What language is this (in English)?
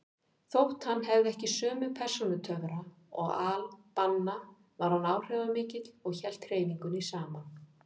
Icelandic